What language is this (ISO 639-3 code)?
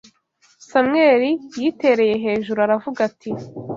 kin